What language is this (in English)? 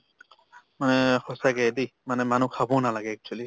Assamese